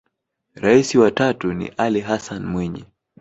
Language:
Swahili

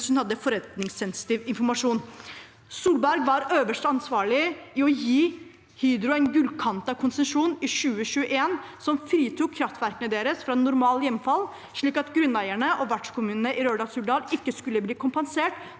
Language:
Norwegian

